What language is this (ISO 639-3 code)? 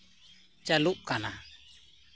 sat